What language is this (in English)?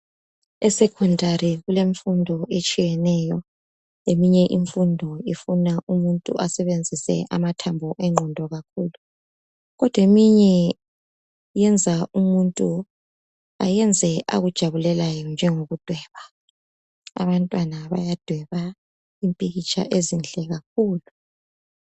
North Ndebele